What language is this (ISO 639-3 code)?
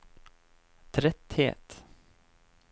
nor